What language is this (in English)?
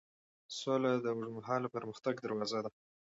Pashto